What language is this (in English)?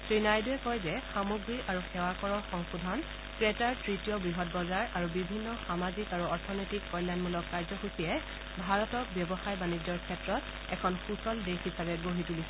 Assamese